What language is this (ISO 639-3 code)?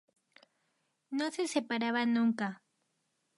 spa